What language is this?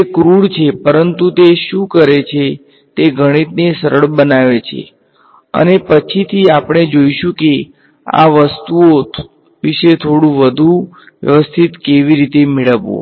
Gujarati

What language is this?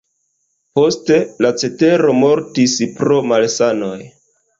Esperanto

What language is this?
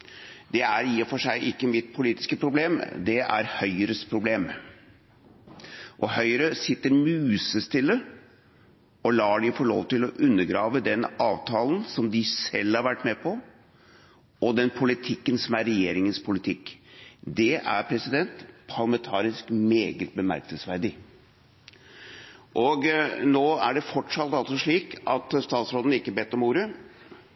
Norwegian Bokmål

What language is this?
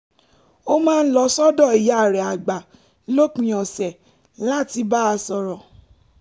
Yoruba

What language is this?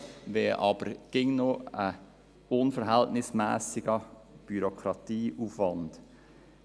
Swiss German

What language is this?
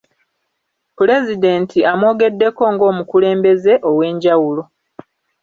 Ganda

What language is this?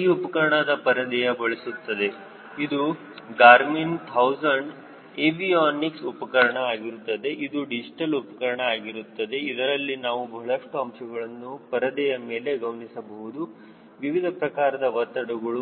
Kannada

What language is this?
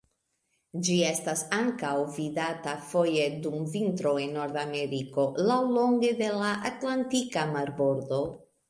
Esperanto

